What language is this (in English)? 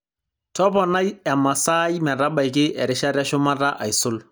Masai